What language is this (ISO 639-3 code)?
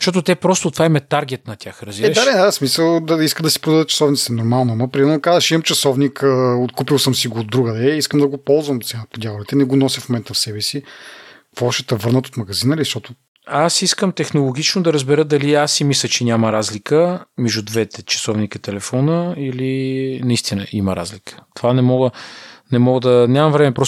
bul